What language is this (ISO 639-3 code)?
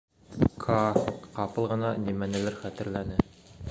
bak